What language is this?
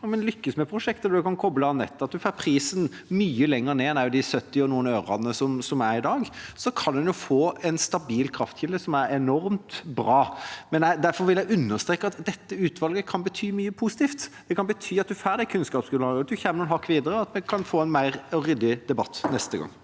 Norwegian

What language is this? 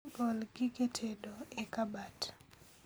Luo (Kenya and Tanzania)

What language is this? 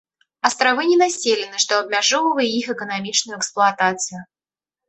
Belarusian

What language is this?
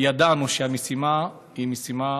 Hebrew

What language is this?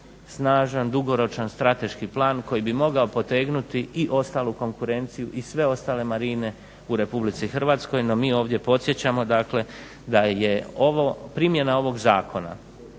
Croatian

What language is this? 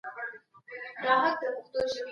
Pashto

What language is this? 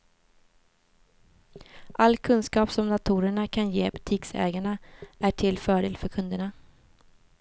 Swedish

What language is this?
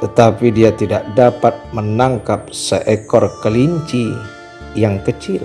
Indonesian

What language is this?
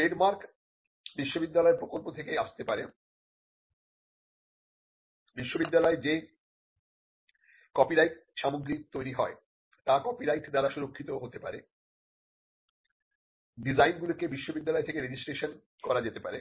Bangla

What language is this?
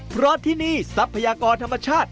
Thai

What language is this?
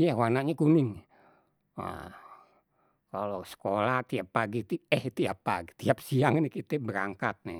Betawi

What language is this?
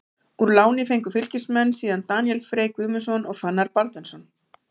Icelandic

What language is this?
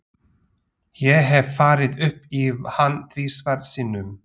Icelandic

